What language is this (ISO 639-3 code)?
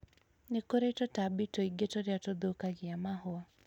kik